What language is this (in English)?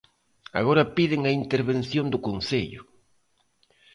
Galician